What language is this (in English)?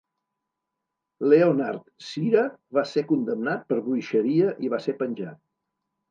Catalan